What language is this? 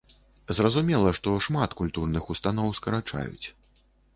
Belarusian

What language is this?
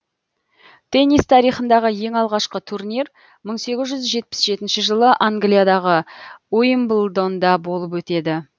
Kazakh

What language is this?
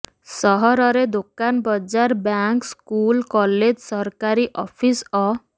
Odia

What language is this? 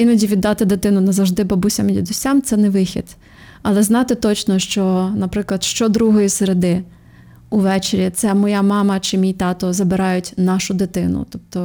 Ukrainian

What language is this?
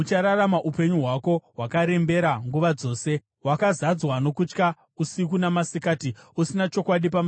Shona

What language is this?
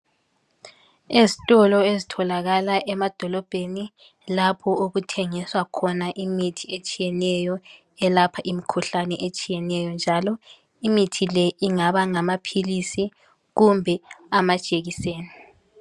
North Ndebele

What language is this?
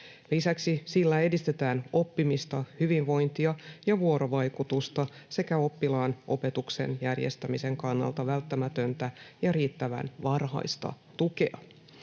Finnish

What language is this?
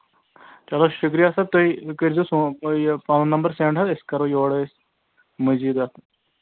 Kashmiri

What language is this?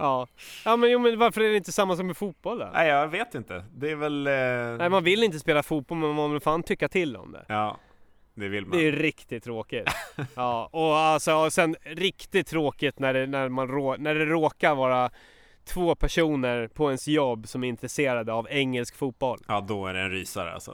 Swedish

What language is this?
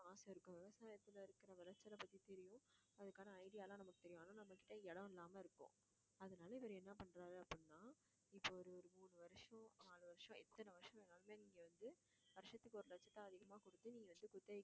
Tamil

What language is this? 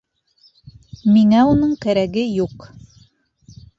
Bashkir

